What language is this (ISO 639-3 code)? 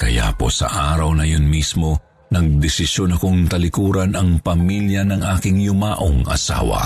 fil